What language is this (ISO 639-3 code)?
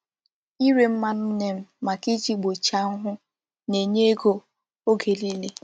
ibo